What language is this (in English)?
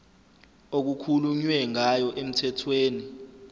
Zulu